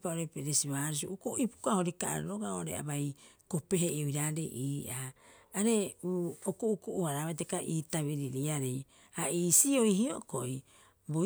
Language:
Rapoisi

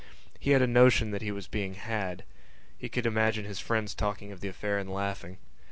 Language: English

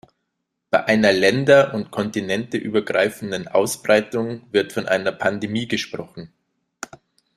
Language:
German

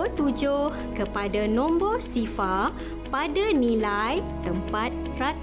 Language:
Malay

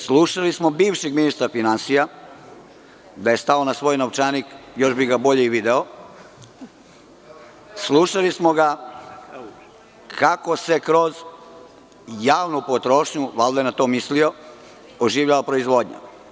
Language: Serbian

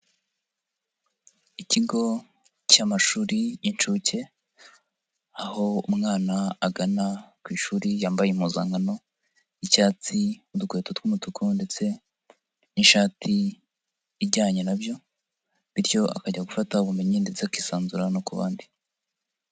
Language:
Kinyarwanda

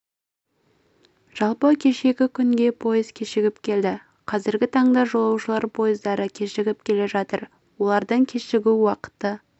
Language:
Kazakh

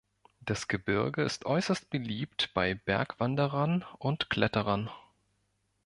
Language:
German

